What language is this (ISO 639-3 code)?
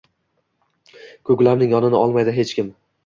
uzb